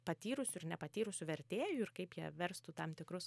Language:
Lithuanian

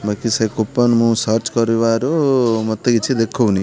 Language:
Odia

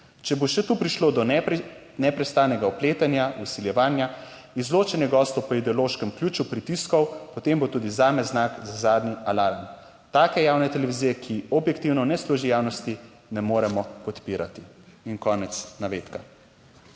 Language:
Slovenian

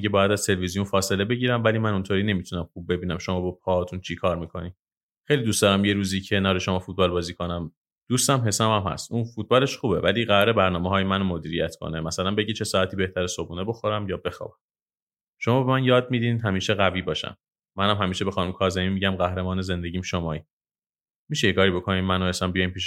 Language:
Persian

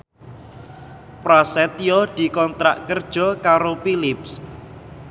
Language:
Javanese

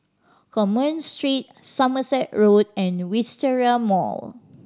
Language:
English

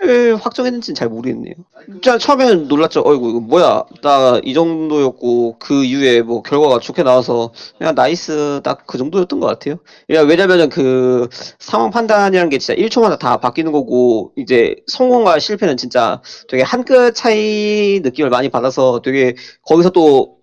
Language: Korean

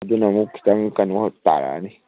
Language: Manipuri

